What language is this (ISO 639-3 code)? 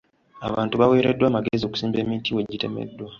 lug